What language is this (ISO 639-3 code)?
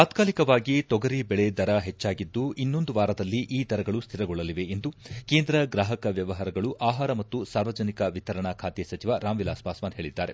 kan